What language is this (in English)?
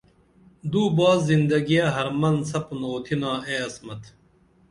Dameli